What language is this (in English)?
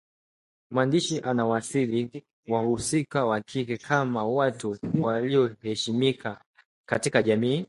Swahili